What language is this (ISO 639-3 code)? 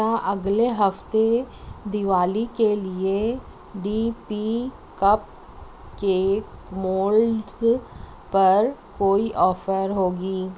urd